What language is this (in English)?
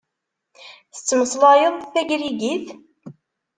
Kabyle